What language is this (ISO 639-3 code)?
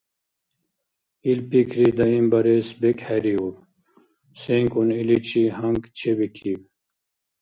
dar